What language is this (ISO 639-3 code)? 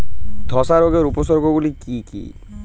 ben